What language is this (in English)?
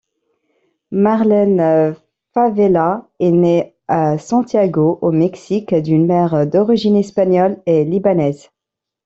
French